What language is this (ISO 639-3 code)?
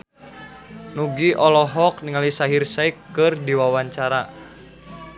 sun